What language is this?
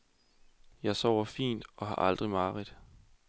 Danish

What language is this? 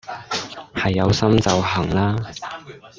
Cantonese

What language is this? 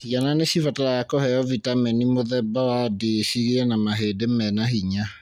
Kikuyu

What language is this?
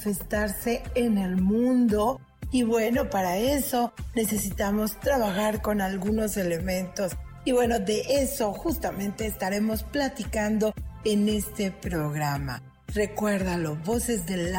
Spanish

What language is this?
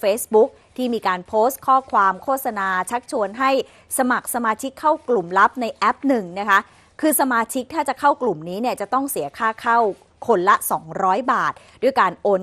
Thai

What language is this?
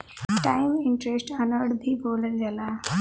Bhojpuri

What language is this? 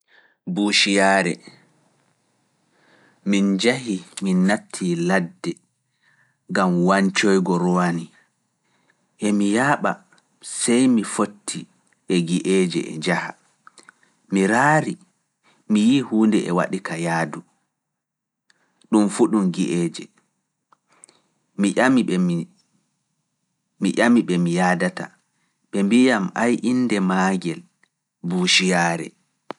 Fula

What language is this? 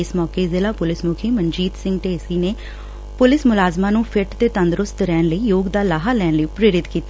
Punjabi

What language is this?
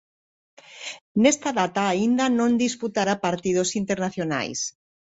Galician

